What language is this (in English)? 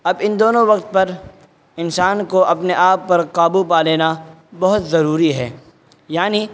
Urdu